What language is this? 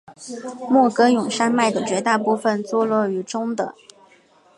Chinese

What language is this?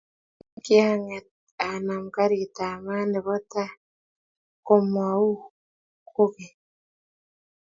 Kalenjin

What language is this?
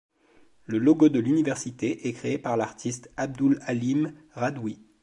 French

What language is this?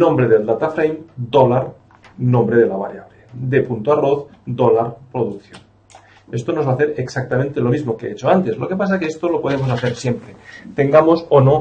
Spanish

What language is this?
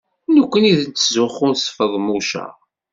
Kabyle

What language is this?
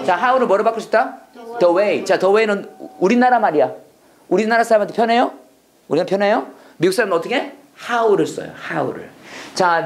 Korean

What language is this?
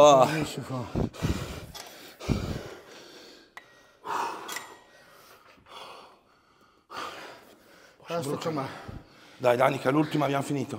Italian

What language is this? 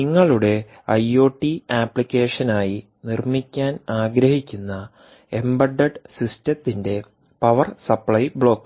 Malayalam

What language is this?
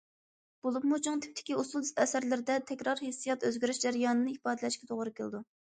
Uyghur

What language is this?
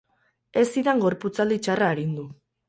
Basque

